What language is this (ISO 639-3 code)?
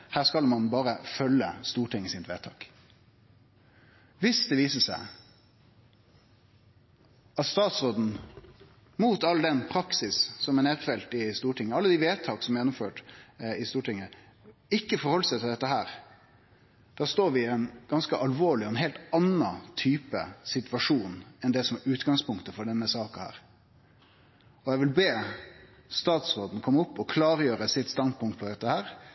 nno